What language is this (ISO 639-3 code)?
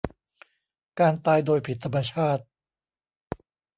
tha